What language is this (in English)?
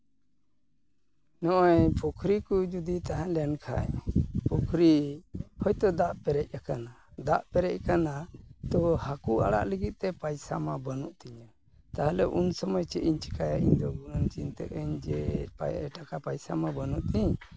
Santali